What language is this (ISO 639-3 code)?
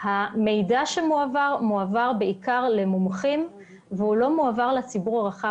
heb